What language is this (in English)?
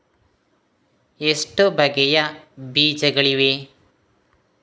Kannada